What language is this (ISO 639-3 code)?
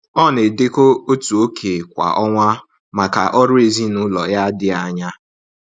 ibo